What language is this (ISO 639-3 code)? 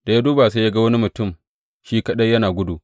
hau